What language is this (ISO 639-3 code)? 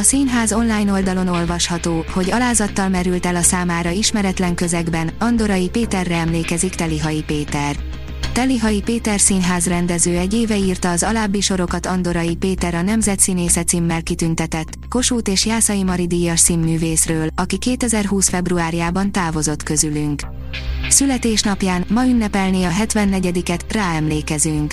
hun